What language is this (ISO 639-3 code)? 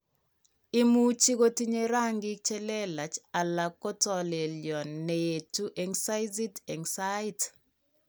kln